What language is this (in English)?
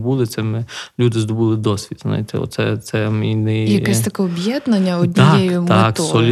Ukrainian